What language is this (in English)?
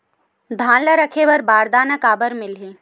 Chhattisgarhi